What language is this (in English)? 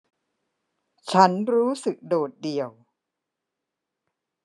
Thai